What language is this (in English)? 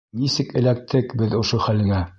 Bashkir